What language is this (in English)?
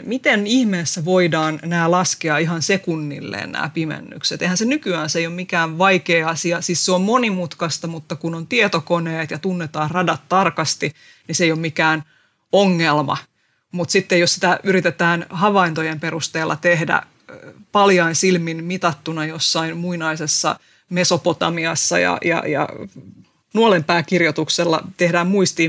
Finnish